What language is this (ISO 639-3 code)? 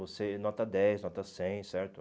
por